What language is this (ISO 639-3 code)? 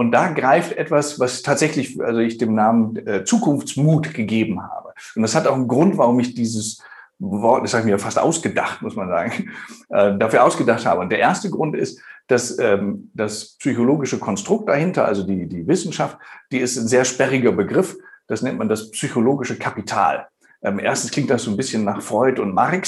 deu